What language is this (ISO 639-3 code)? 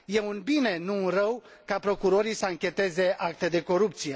ron